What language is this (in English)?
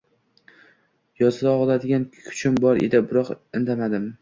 Uzbek